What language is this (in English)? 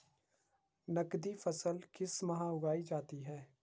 Hindi